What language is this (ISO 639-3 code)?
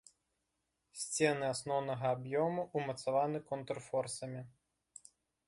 bel